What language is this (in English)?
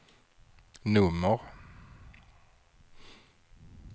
Swedish